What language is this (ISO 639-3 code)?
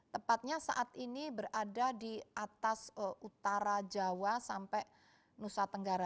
ind